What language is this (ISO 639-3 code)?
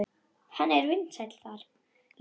isl